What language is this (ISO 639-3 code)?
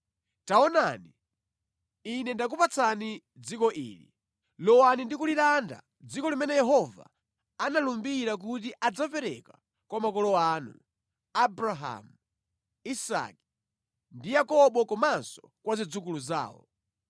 nya